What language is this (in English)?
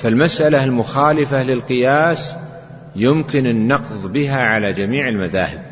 Arabic